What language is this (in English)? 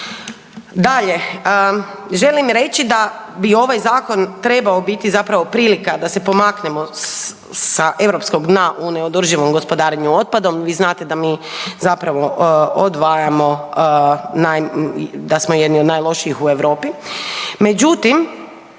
Croatian